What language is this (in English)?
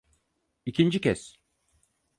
Turkish